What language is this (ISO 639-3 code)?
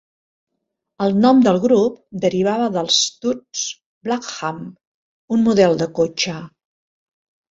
cat